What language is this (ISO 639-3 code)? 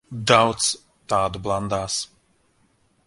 lav